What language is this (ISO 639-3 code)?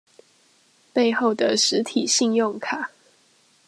zho